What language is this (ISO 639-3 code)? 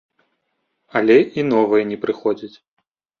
bel